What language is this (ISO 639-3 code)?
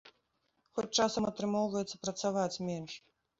bel